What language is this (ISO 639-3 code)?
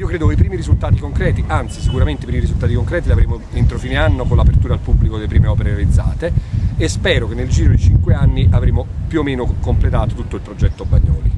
ita